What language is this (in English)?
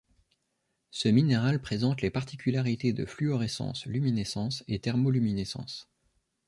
French